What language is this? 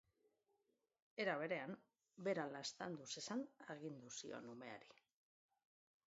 Basque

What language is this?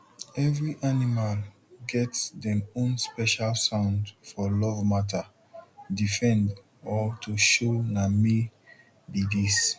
Nigerian Pidgin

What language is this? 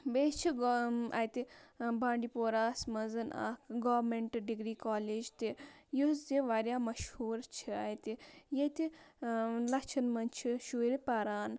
Kashmiri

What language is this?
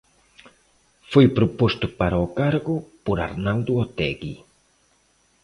Galician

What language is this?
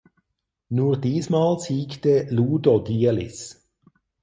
German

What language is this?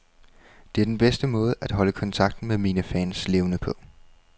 Danish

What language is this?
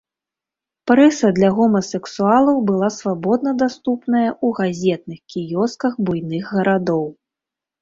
Belarusian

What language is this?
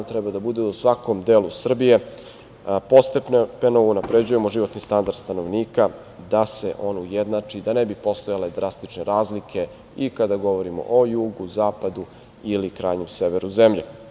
Serbian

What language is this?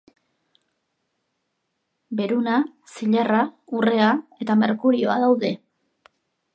Basque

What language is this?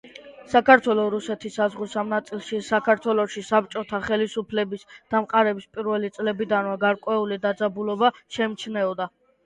Georgian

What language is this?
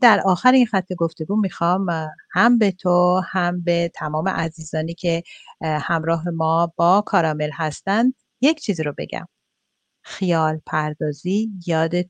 Persian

